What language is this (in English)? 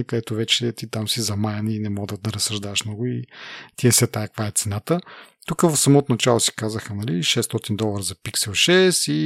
Bulgarian